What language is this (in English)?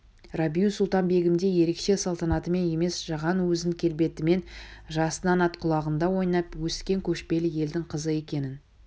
Kazakh